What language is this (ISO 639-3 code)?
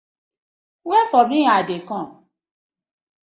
pcm